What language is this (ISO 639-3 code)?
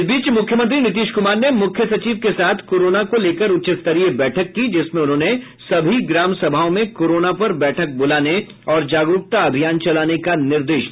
hin